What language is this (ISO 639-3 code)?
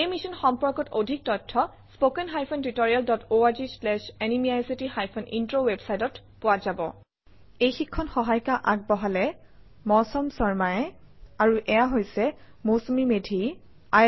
asm